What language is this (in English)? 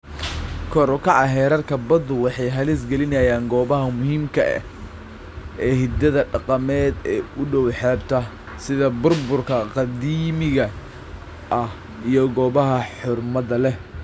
Somali